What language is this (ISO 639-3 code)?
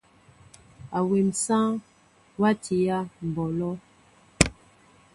mbo